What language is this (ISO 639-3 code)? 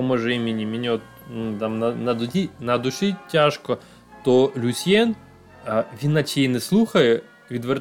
ukr